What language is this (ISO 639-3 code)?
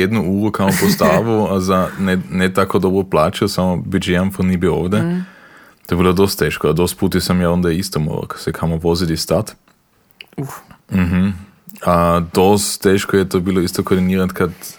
hrv